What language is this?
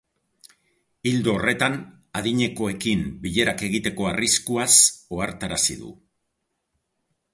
Basque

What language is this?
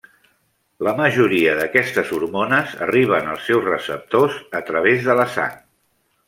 Catalan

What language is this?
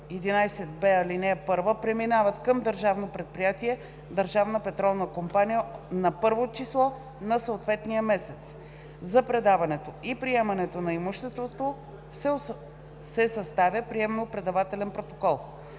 Bulgarian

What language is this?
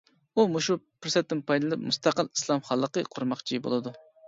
Uyghur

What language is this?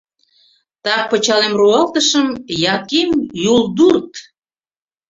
Mari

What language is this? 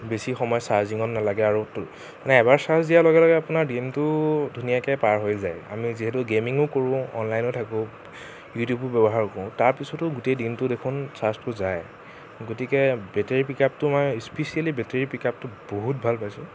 Assamese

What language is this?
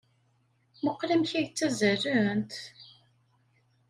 Kabyle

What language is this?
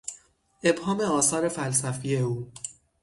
Persian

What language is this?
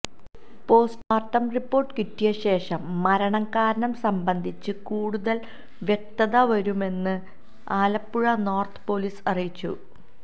Malayalam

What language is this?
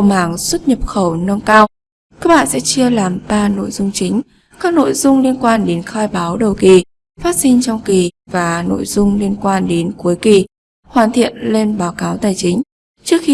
Vietnamese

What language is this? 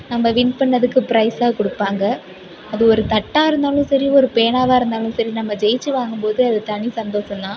Tamil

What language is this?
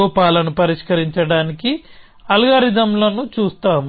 Telugu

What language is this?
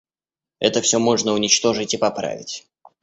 Russian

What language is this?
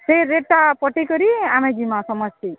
Odia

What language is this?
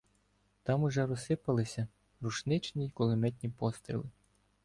Ukrainian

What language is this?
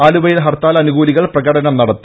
Malayalam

